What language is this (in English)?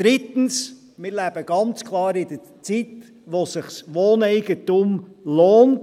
Swiss German